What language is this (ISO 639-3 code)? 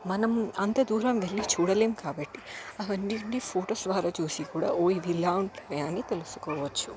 tel